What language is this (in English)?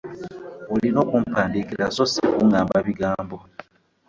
Ganda